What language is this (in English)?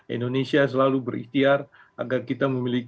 Indonesian